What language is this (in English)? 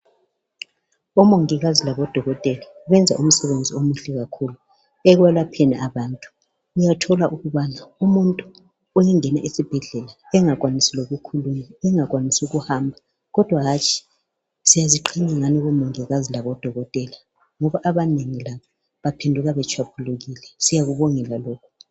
North Ndebele